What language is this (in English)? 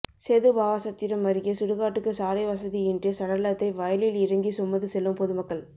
Tamil